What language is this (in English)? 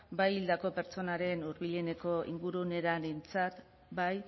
Basque